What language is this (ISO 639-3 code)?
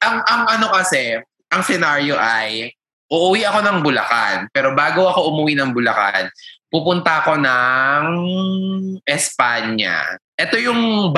fil